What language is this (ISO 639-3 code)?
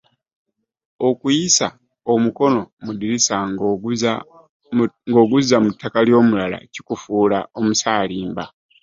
lug